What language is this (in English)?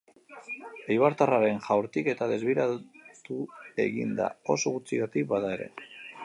Basque